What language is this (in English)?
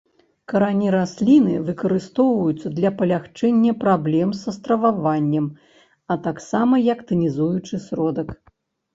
Belarusian